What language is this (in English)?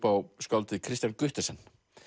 Icelandic